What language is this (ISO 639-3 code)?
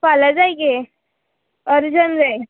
kok